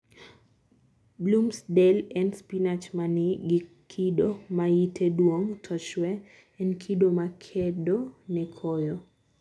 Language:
Luo (Kenya and Tanzania)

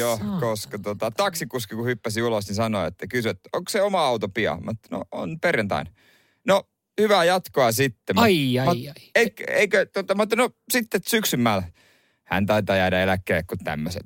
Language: Finnish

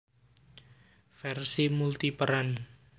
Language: Javanese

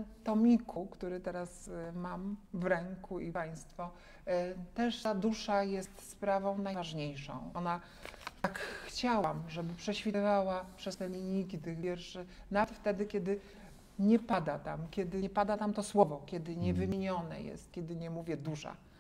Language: Polish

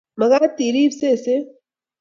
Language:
Kalenjin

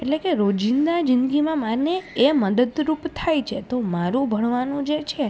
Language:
Gujarati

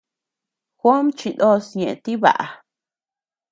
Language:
Tepeuxila Cuicatec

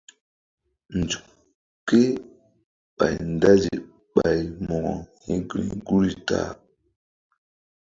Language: Mbum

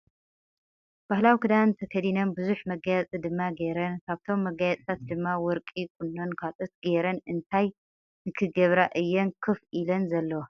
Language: Tigrinya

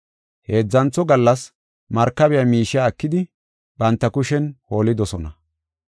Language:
Gofa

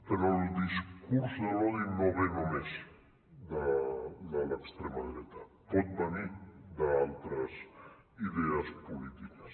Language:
Catalan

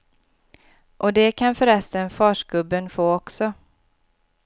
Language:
Swedish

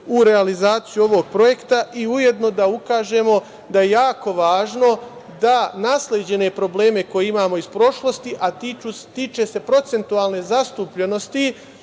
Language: Serbian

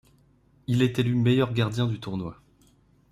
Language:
French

